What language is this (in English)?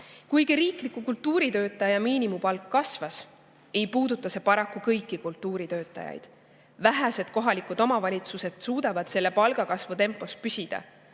Estonian